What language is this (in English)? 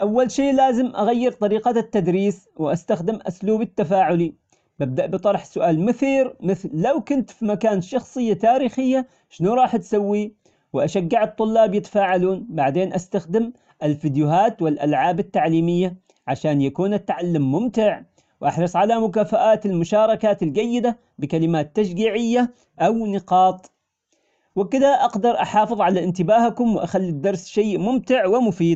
Omani Arabic